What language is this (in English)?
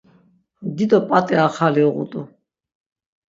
Laz